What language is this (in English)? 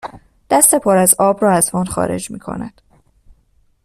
Persian